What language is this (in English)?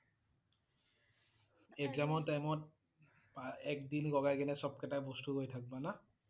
Assamese